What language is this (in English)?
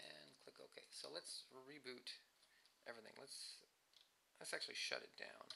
English